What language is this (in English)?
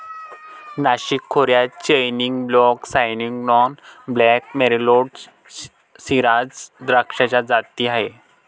Marathi